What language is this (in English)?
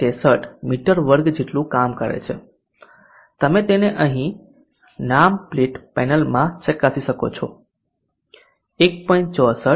Gujarati